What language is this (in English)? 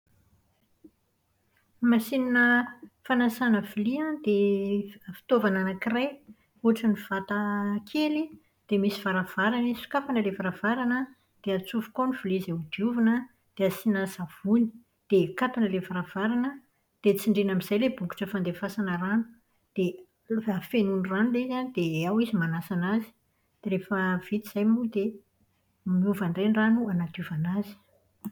Malagasy